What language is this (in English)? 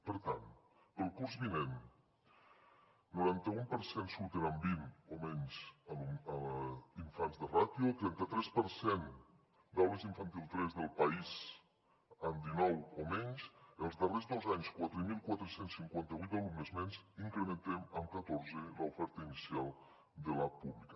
Catalan